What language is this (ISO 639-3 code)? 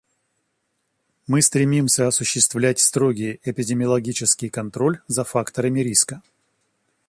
rus